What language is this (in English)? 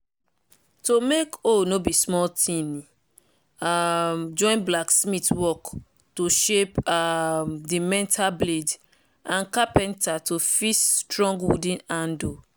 Nigerian Pidgin